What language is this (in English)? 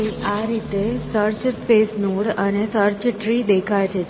Gujarati